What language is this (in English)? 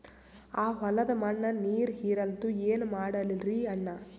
Kannada